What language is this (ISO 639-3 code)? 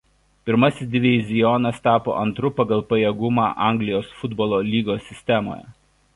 lit